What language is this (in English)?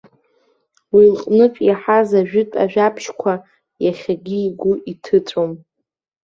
Abkhazian